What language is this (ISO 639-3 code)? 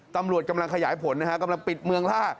tha